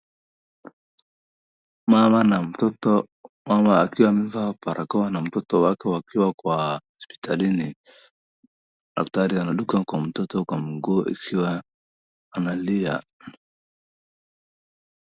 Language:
Swahili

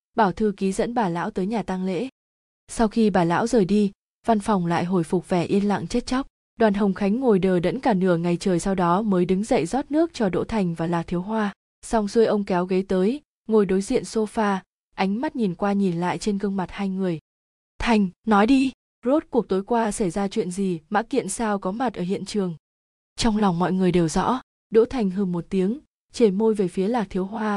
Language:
Vietnamese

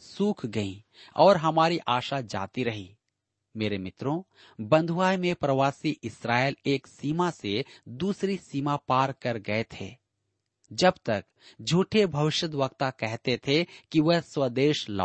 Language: Hindi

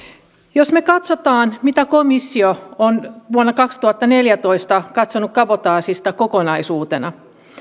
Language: Finnish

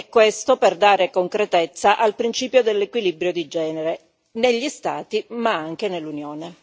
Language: Italian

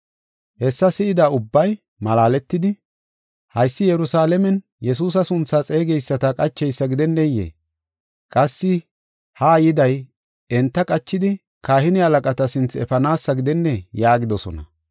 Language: Gofa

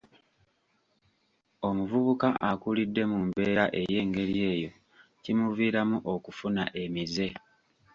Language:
Ganda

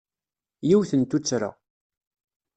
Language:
Kabyle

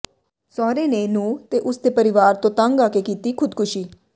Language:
Punjabi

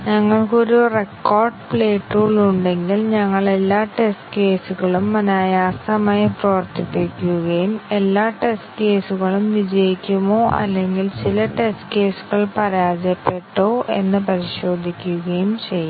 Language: Malayalam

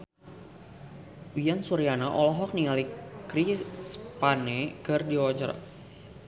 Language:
Sundanese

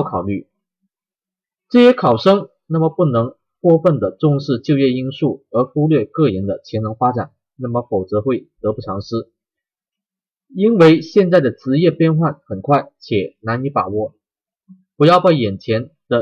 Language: Chinese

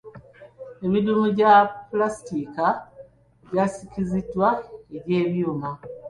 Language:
Ganda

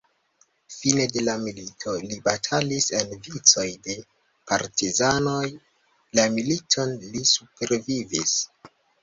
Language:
Esperanto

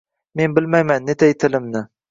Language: Uzbek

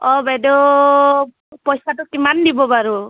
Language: Assamese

